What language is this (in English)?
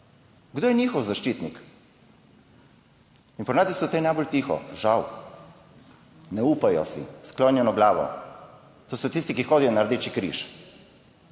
Slovenian